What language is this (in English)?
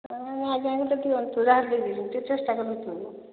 Odia